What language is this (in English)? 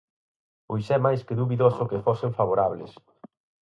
Galician